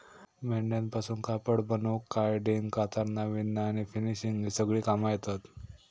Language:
Marathi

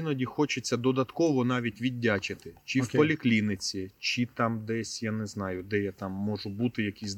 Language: Ukrainian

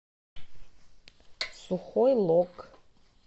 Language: Russian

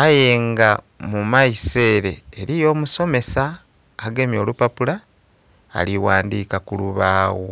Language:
Soga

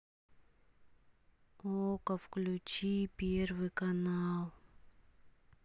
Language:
Russian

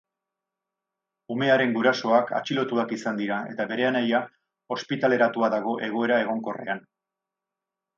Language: Basque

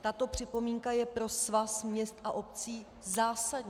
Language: Czech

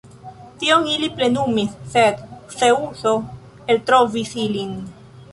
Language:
Esperanto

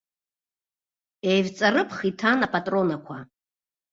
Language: Abkhazian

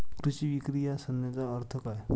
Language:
Marathi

